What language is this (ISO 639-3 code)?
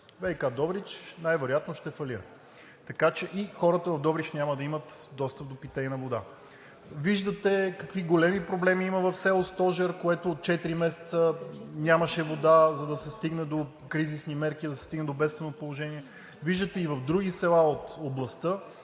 bul